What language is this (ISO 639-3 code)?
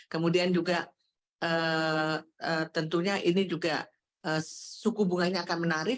ind